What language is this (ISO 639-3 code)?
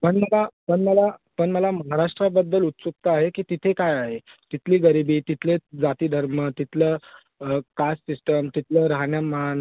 mar